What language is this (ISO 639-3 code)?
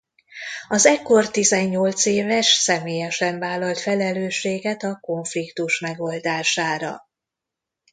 hun